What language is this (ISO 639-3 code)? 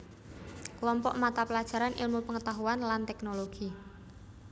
jav